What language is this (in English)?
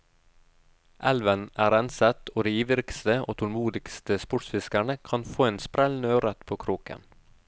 Norwegian